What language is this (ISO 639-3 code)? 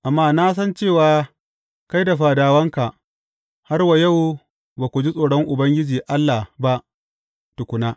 hau